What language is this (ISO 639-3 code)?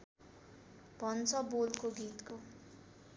nep